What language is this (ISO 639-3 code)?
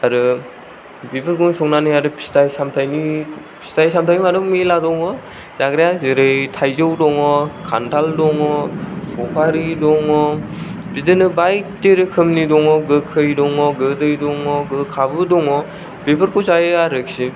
brx